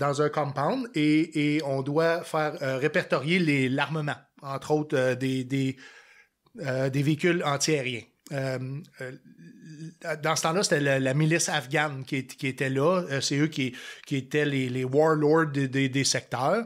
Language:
French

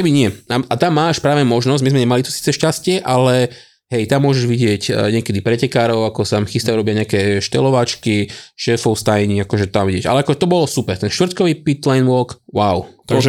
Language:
Slovak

